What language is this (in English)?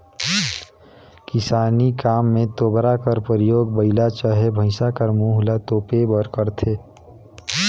Chhattisgarhi